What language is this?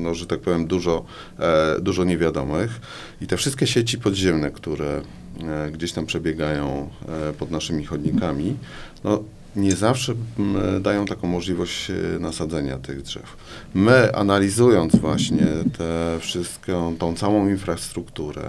Polish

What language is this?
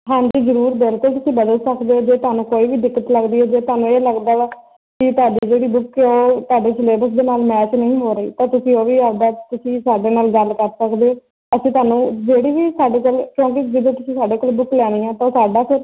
Punjabi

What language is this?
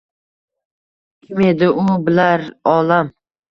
Uzbek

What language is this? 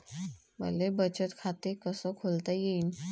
Marathi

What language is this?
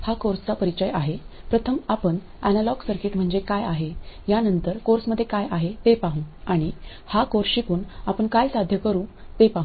Marathi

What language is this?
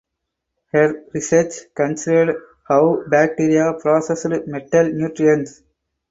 English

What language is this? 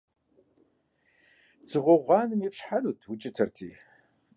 Kabardian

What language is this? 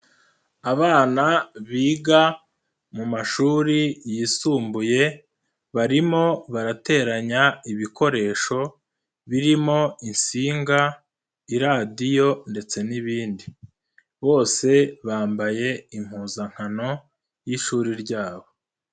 Kinyarwanda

